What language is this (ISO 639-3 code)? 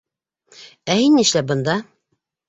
bak